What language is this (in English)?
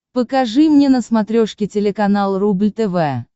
Russian